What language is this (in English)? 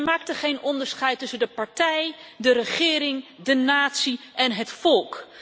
Dutch